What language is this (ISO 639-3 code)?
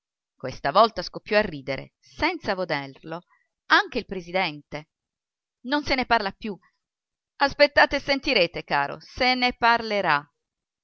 ita